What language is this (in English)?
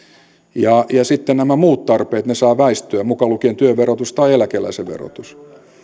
Finnish